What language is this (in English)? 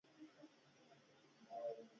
Pashto